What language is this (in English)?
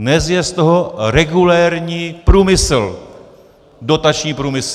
Czech